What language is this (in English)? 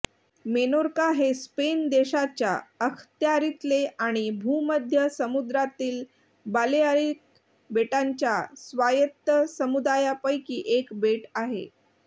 Marathi